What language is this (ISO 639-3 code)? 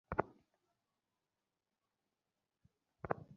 ben